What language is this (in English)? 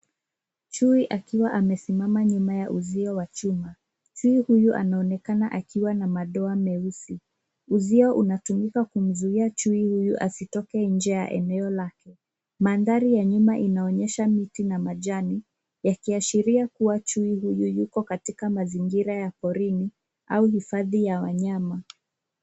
Swahili